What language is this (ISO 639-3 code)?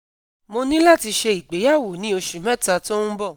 yor